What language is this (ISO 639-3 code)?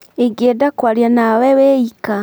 kik